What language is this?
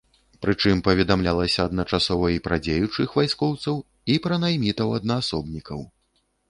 Belarusian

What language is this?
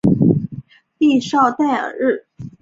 Chinese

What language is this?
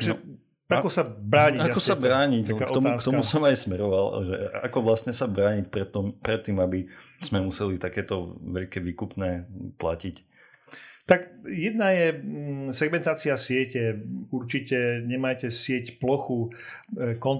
Slovak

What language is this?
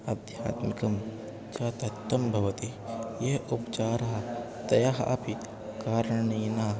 Sanskrit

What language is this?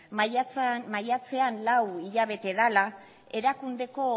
Basque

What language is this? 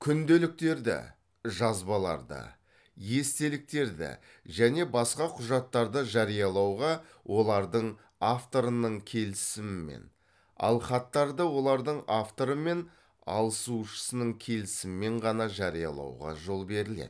Kazakh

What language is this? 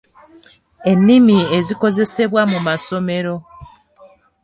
Ganda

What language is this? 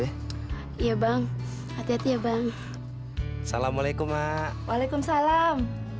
Indonesian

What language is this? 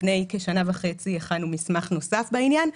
Hebrew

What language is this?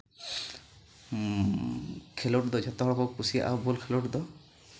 Santali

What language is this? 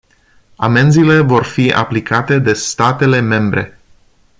Romanian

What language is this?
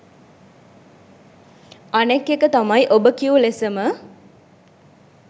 Sinhala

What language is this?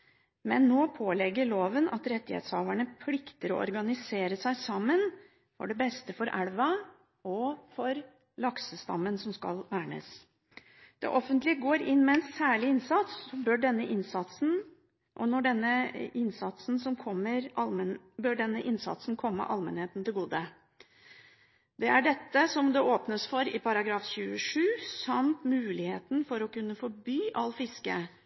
Norwegian Bokmål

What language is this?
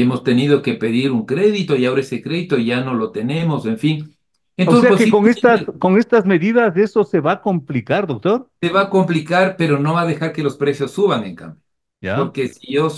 Spanish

